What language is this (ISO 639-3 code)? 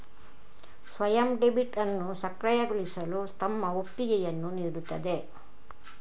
kan